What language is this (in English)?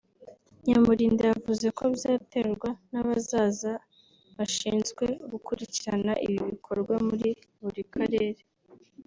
Kinyarwanda